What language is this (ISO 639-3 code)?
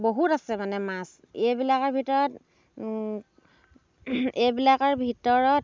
asm